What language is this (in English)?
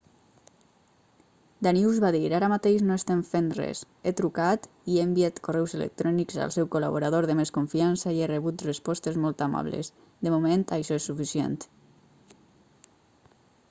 Catalan